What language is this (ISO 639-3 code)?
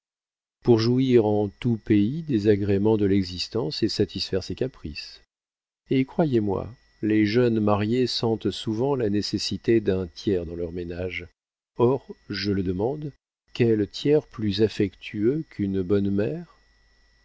fra